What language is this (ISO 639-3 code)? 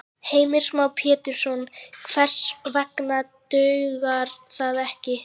isl